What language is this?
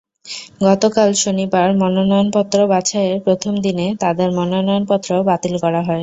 Bangla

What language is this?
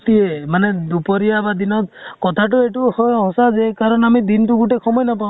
Assamese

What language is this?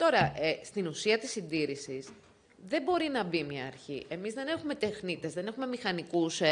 Greek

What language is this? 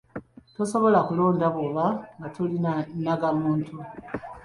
Ganda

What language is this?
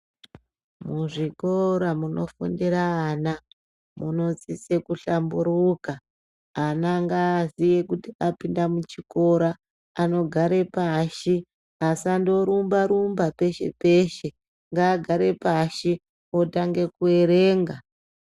Ndau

